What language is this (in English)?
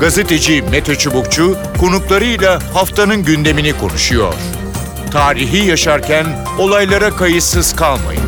Turkish